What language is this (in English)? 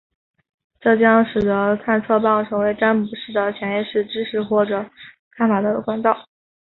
Chinese